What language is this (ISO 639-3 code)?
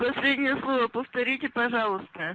rus